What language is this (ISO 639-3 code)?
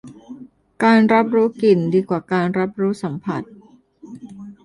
tha